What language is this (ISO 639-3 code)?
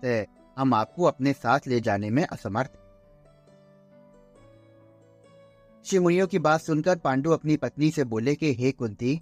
hin